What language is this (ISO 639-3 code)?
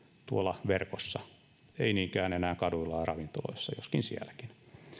fin